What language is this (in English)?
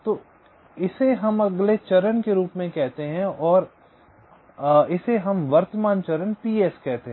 Hindi